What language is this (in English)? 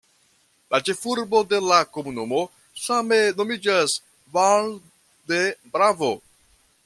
Esperanto